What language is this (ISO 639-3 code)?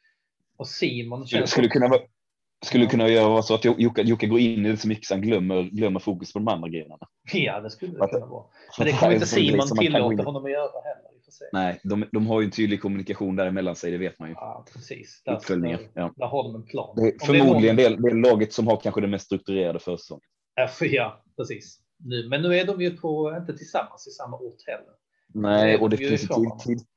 swe